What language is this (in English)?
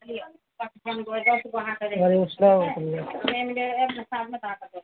Urdu